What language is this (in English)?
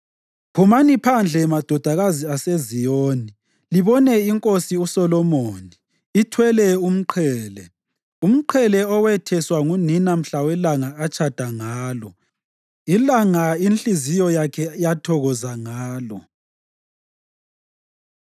North Ndebele